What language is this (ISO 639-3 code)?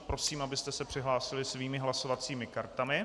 ces